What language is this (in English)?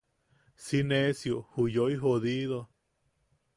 Yaqui